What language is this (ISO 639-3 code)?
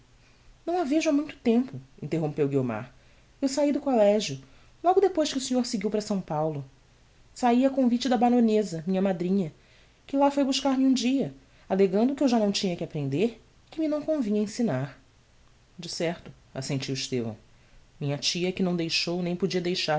por